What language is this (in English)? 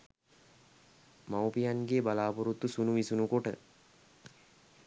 Sinhala